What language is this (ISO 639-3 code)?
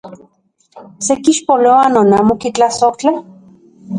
ncx